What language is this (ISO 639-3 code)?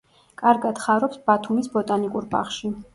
kat